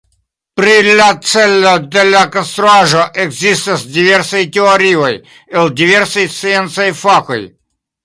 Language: Esperanto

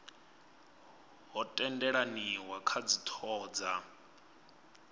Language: Venda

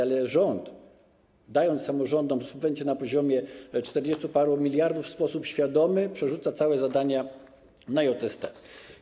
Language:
Polish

